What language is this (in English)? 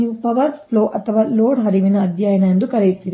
Kannada